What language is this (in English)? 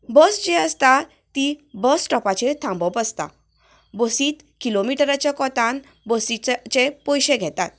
Konkani